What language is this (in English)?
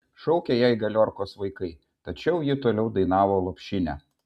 Lithuanian